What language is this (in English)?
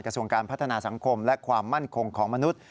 Thai